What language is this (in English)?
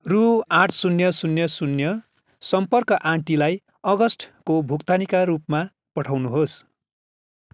Nepali